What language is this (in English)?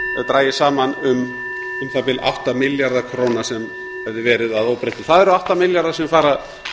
Icelandic